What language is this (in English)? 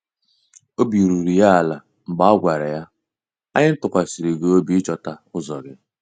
Igbo